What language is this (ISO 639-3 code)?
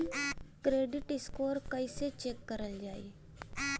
bho